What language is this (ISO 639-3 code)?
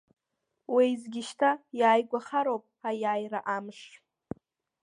abk